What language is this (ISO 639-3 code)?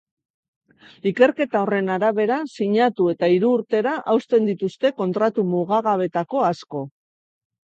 eus